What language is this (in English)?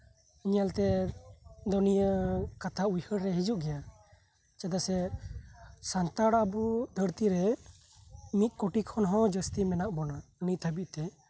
Santali